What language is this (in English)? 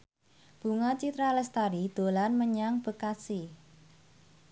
Javanese